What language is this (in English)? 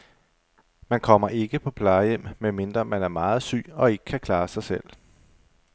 Danish